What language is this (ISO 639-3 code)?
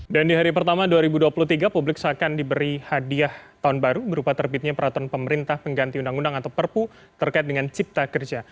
ind